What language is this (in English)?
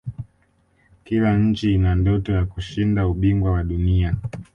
Swahili